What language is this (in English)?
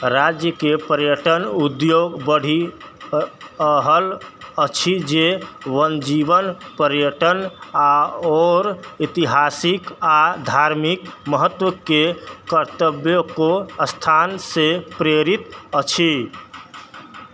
Maithili